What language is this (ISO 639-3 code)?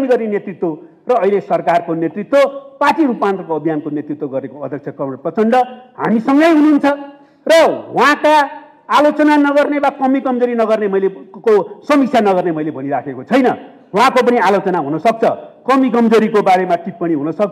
ind